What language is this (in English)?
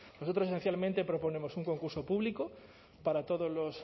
Spanish